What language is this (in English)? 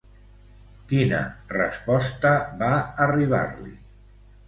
Catalan